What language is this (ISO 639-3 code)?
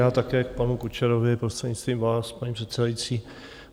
ces